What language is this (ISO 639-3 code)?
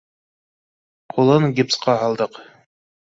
bak